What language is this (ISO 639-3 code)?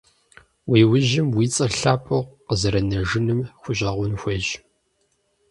kbd